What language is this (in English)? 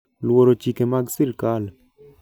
Luo (Kenya and Tanzania)